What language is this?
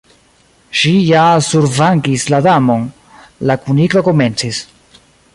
Esperanto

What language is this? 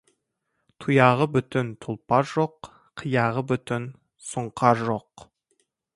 Kazakh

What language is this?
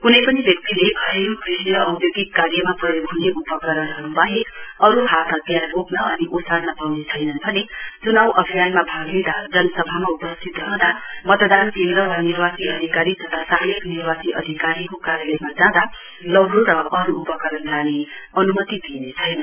Nepali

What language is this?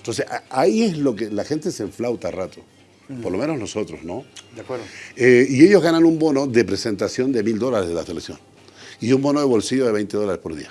Spanish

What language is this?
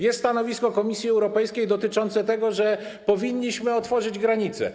Polish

